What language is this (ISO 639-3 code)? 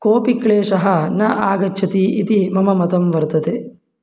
san